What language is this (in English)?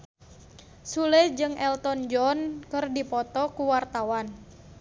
Sundanese